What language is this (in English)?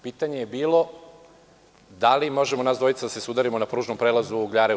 Serbian